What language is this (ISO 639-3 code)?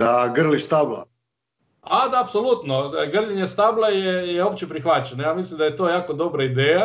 hrv